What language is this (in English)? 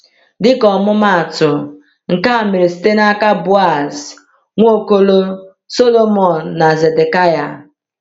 Igbo